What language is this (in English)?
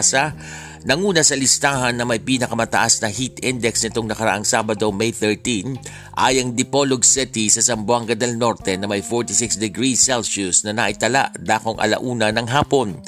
Filipino